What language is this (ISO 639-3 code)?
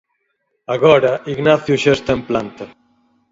glg